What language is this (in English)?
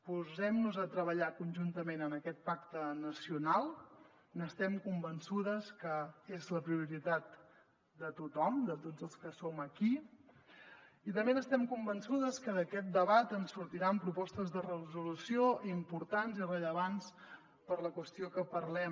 Catalan